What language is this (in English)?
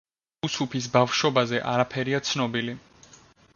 Georgian